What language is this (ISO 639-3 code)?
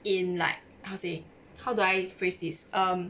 eng